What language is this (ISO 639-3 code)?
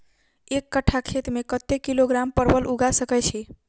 mai